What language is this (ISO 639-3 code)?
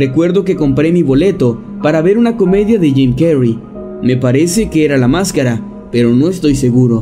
spa